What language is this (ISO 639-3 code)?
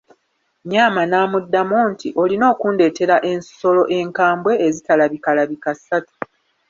lug